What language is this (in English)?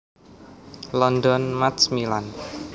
Javanese